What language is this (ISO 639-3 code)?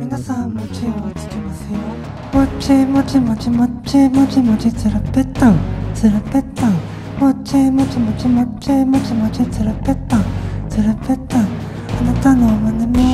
jpn